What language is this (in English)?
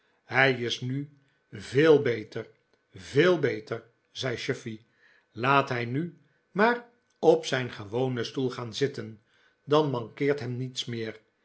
Dutch